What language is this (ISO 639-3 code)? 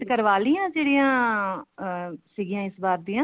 pan